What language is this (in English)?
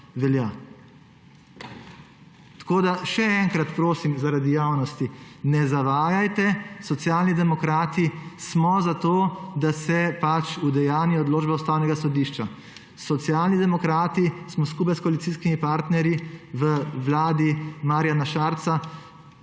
Slovenian